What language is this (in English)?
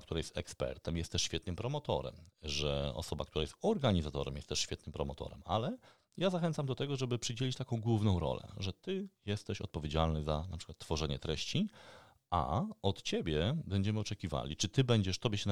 Polish